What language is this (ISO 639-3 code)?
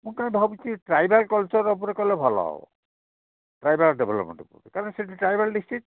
ori